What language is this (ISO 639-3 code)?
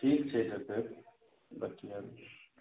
mai